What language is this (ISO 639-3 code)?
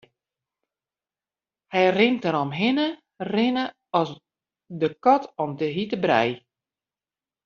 fry